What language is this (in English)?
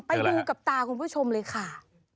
Thai